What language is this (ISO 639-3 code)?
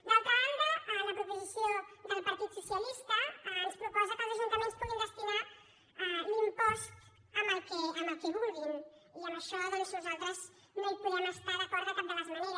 cat